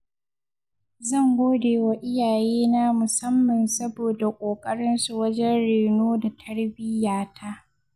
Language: Hausa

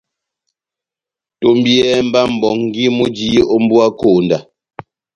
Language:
Batanga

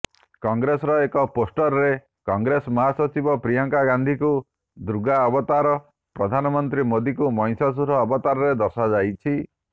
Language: Odia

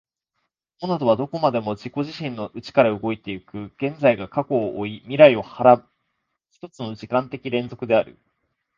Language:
Japanese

